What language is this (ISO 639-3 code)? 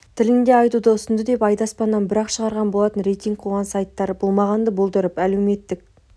kaz